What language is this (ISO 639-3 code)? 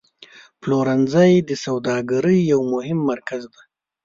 pus